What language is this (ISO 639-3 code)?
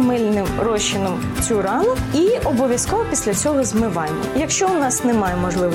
ukr